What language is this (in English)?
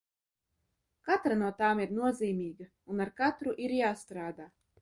Latvian